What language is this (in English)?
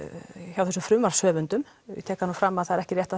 Icelandic